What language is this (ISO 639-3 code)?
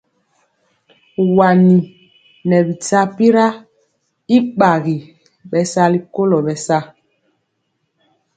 mcx